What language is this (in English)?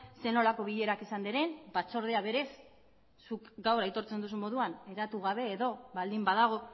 Basque